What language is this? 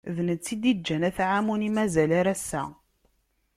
Kabyle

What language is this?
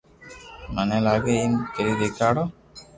Loarki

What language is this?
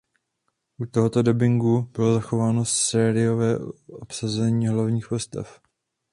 Czech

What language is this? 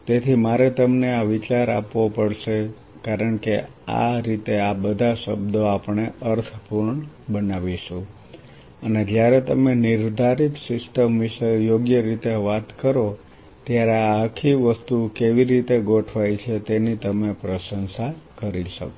Gujarati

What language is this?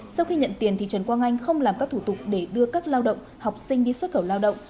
Vietnamese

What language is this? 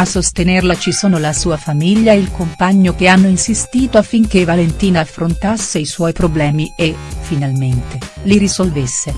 Italian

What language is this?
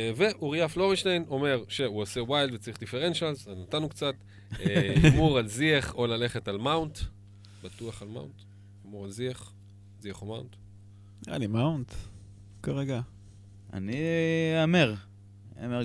Hebrew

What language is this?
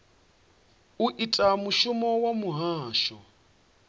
Venda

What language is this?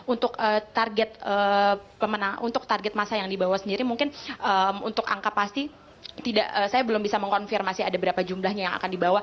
Indonesian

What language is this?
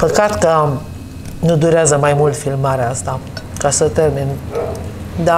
Romanian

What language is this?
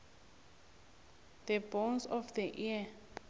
South Ndebele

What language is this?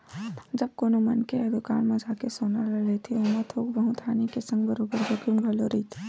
Chhattisgarhi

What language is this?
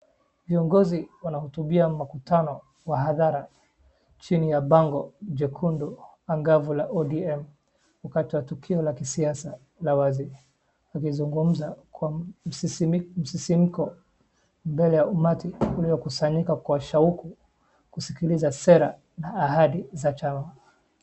Swahili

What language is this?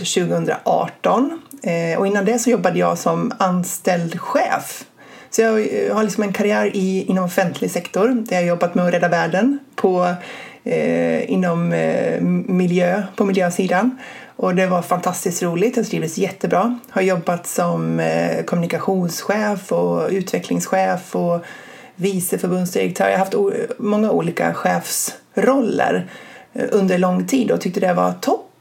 Swedish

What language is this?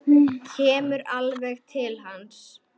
Icelandic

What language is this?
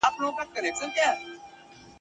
Pashto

